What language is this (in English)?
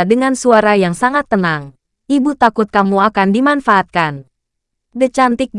Indonesian